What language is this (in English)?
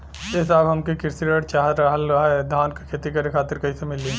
Bhojpuri